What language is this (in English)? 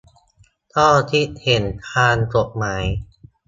Thai